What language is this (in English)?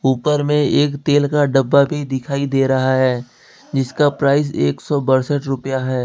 Hindi